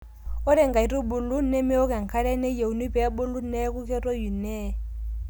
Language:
Masai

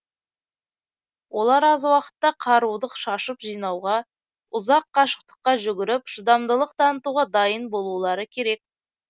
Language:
Kazakh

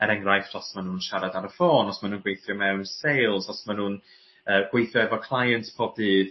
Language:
Welsh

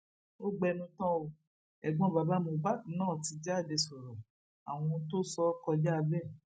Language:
Yoruba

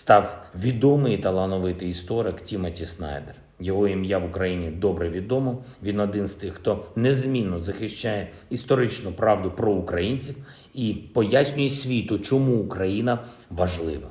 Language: Ukrainian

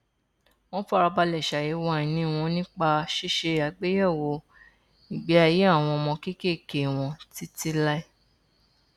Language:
Yoruba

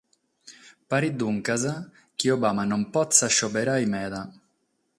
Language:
Sardinian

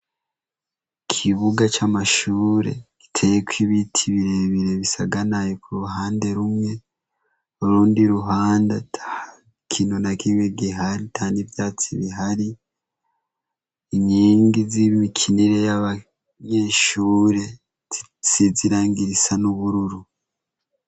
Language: Rundi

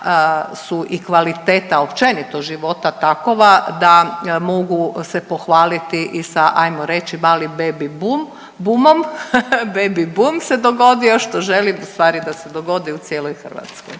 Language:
Croatian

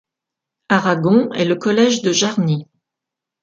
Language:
French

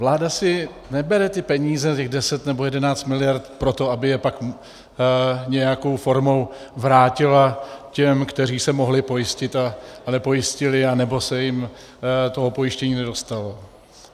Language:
Czech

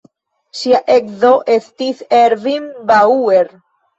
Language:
Esperanto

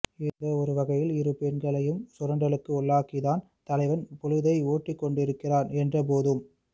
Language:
Tamil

